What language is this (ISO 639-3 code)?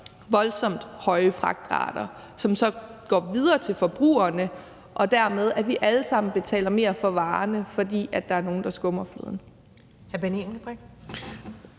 dan